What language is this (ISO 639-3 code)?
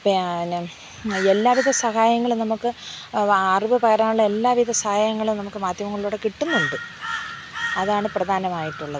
mal